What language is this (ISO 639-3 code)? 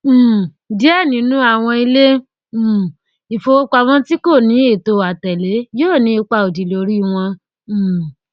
yor